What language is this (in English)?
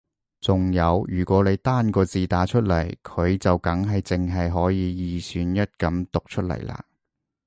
Cantonese